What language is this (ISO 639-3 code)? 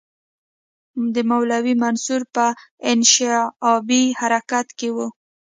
pus